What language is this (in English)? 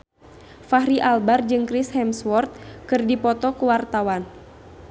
Sundanese